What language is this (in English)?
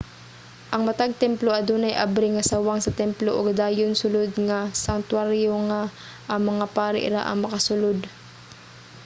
Cebuano